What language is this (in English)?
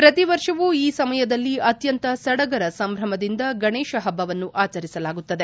Kannada